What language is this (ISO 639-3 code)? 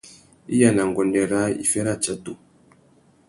bag